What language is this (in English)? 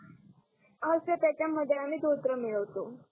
Marathi